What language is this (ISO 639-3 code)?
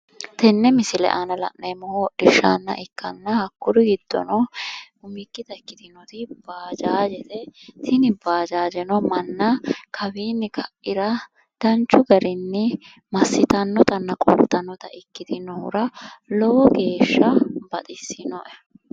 sid